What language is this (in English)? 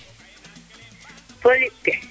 Serer